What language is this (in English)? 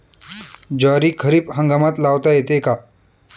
Marathi